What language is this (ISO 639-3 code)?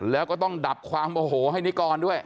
tha